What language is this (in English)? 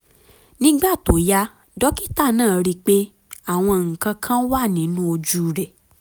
Yoruba